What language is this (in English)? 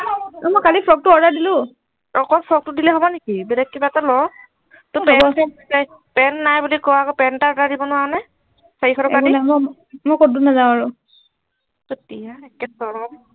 Assamese